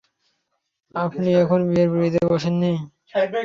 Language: Bangla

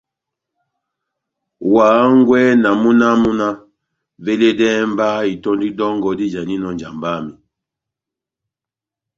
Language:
Batanga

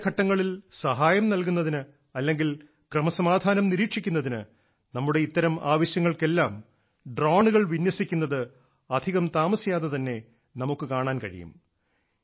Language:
Malayalam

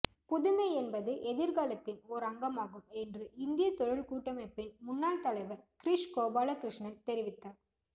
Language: Tamil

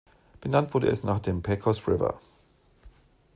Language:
German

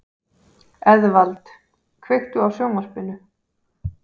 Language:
Icelandic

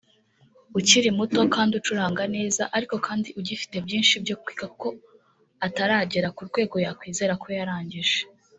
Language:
Kinyarwanda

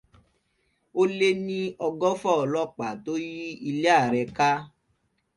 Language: Yoruba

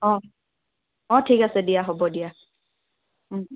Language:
Assamese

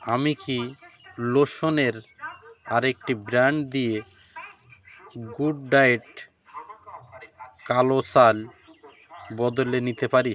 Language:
Bangla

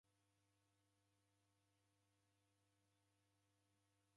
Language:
Taita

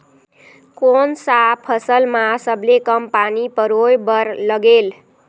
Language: Chhattisgarhi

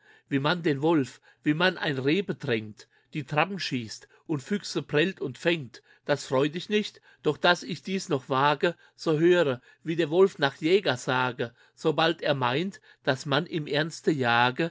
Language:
German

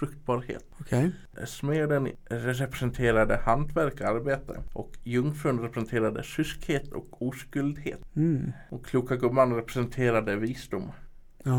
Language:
Swedish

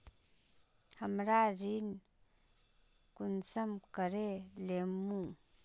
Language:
Magahi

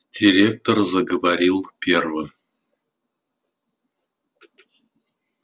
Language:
Russian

